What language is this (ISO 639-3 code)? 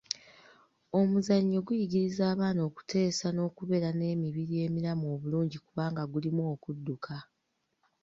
lug